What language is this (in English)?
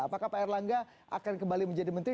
Indonesian